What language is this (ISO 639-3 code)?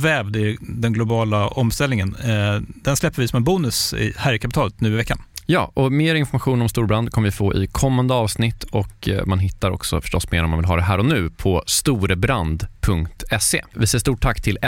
swe